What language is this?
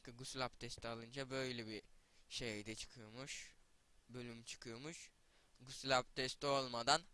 Turkish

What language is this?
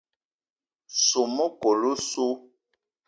Eton (Cameroon)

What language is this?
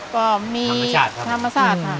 Thai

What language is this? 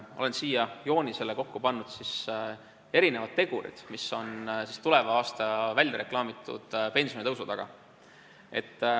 Estonian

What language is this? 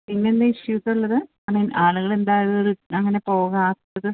Malayalam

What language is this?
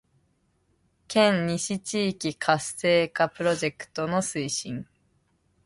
Japanese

